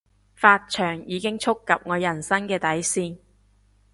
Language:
Cantonese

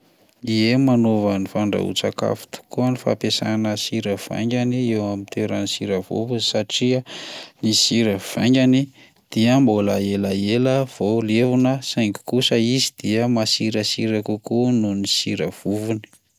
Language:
Malagasy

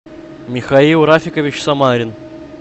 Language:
Russian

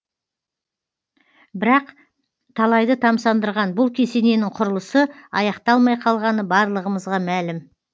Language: Kazakh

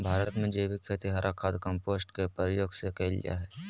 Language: Magahi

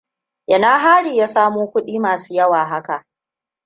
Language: Hausa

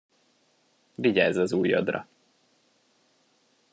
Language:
Hungarian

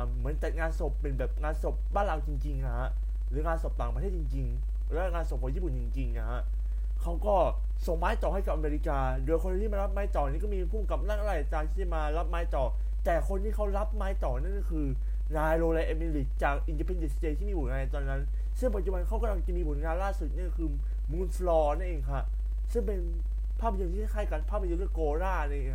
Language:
Thai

